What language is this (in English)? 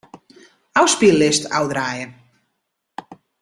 Western Frisian